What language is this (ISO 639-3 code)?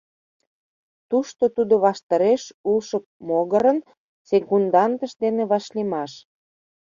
chm